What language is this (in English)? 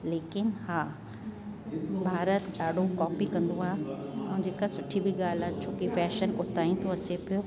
Sindhi